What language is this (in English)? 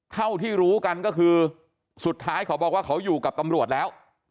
Thai